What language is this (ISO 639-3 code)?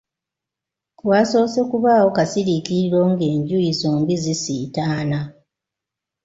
lug